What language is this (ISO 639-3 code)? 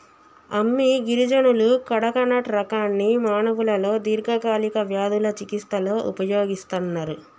tel